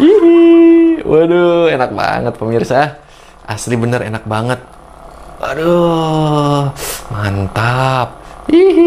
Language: Indonesian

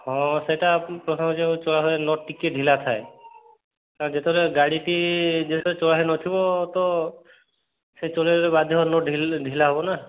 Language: Odia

